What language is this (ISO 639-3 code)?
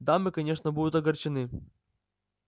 rus